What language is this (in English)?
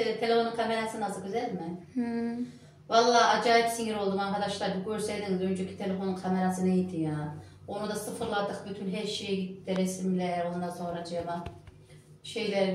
Turkish